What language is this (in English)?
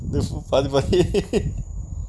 English